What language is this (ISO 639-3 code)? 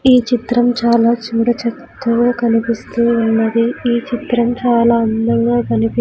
tel